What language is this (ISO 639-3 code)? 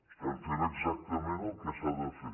cat